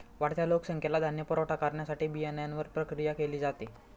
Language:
Marathi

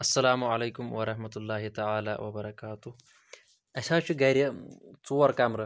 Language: Kashmiri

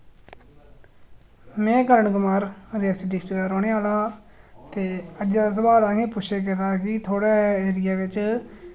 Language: Dogri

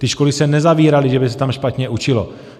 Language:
Czech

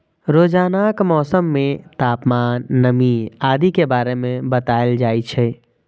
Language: Maithili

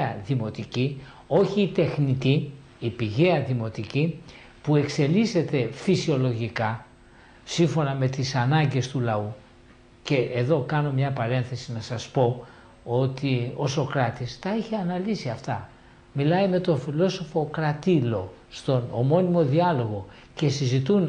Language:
Greek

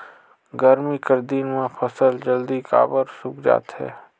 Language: Chhattisgarhi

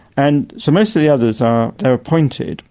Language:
English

